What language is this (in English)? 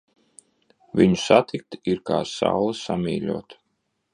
Latvian